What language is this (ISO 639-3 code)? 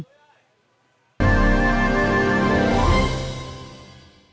vie